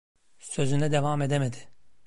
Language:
Turkish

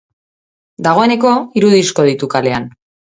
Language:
Basque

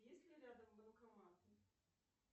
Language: Russian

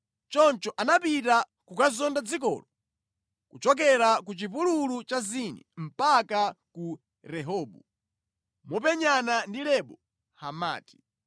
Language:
Nyanja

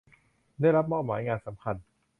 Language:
Thai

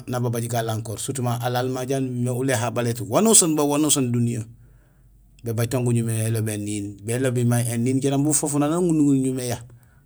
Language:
Gusilay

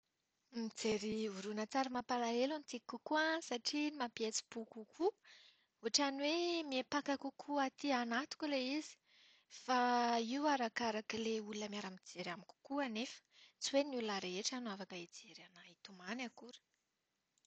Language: Malagasy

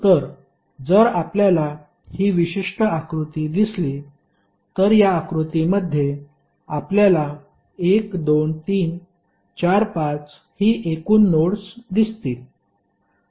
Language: Marathi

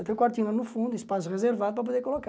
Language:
Portuguese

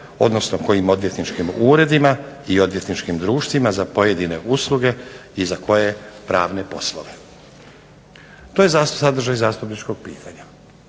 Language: Croatian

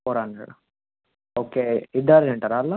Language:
Telugu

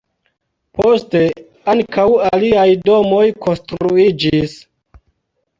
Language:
Esperanto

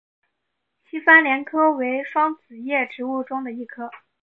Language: Chinese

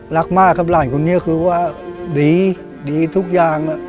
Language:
Thai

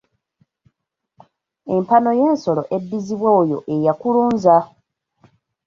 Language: Ganda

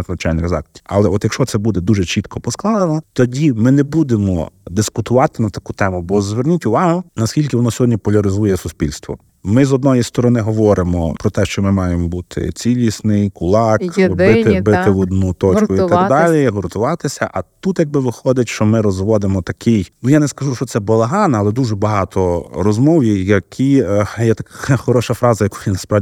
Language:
Ukrainian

